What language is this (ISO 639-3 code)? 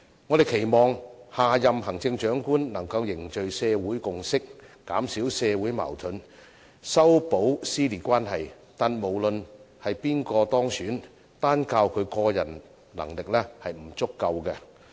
yue